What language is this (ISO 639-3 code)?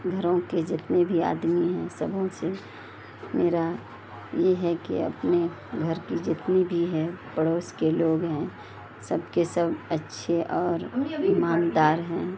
urd